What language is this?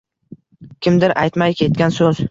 Uzbek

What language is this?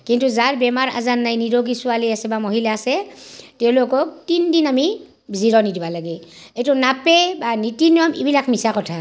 Assamese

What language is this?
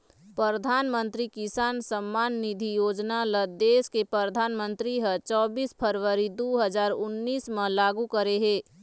Chhattisgarhi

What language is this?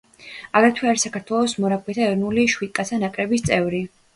Georgian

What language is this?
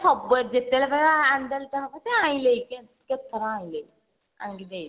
Odia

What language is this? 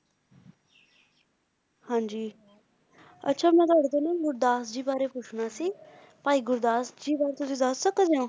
Punjabi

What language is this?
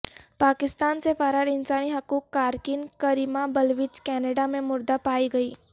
Urdu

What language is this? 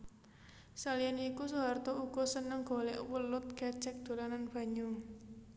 Javanese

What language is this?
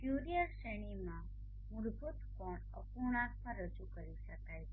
Gujarati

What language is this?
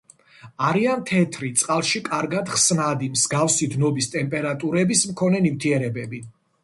Georgian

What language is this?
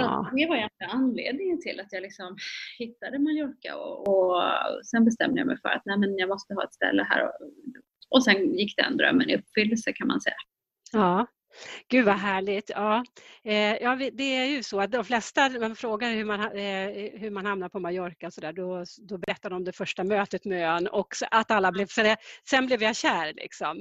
Swedish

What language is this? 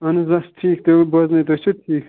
Kashmiri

